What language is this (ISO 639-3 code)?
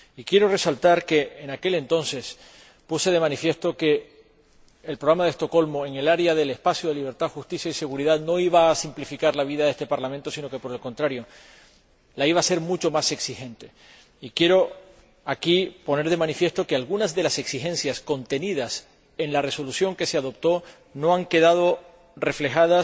spa